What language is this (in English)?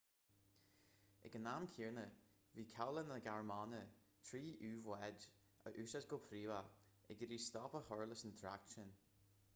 Irish